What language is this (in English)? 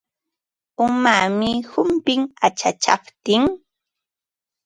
Ambo-Pasco Quechua